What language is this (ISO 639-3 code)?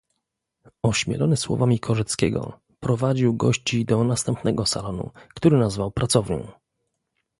pol